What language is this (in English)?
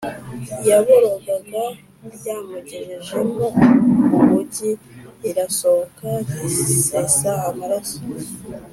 Kinyarwanda